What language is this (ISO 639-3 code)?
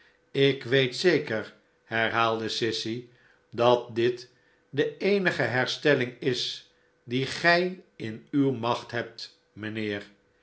nld